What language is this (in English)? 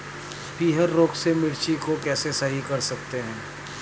Hindi